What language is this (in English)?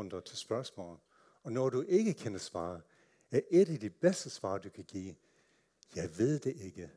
Danish